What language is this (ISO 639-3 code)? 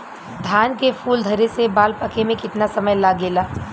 bho